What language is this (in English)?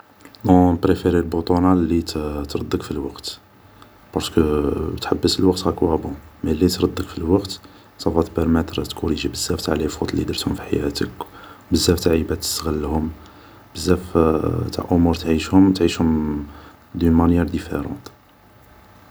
Algerian Arabic